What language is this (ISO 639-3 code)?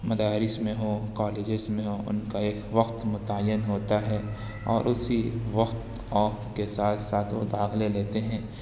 urd